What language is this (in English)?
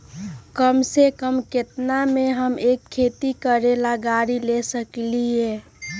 Magahi